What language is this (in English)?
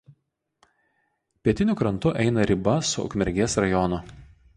Lithuanian